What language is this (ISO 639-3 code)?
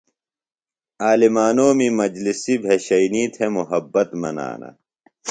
phl